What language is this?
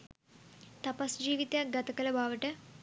Sinhala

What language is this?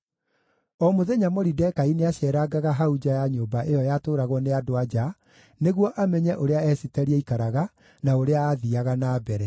Kikuyu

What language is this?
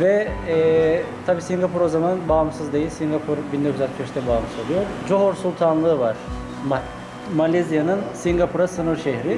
Turkish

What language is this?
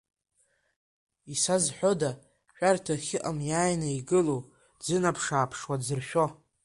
Abkhazian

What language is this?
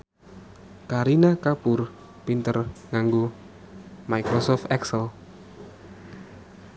Javanese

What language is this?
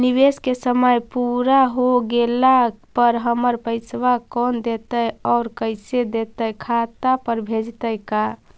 Magahi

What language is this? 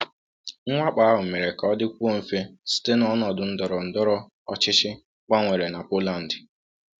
Igbo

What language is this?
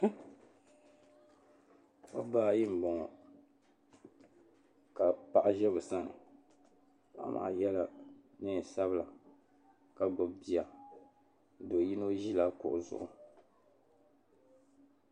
Dagbani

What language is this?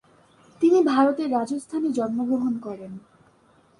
Bangla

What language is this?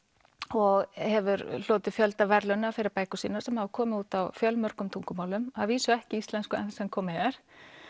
Icelandic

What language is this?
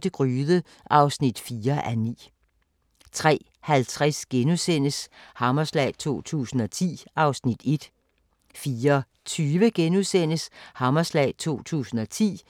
Danish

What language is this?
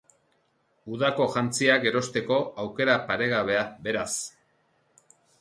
Basque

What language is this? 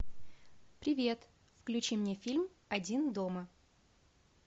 Russian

